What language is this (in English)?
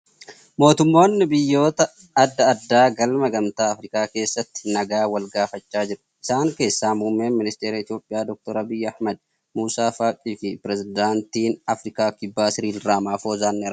Oromo